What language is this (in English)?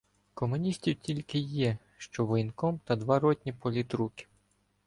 Ukrainian